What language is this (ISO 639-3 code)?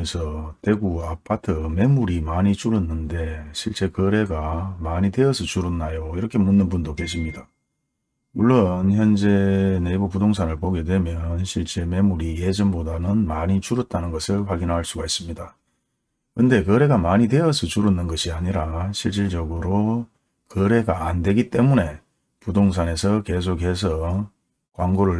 kor